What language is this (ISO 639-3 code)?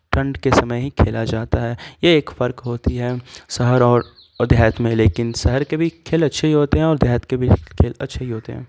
urd